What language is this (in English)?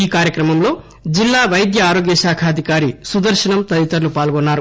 Telugu